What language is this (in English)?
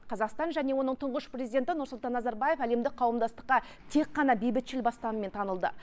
Kazakh